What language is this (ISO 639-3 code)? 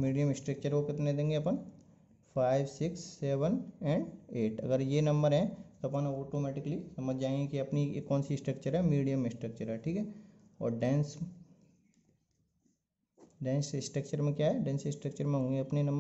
hin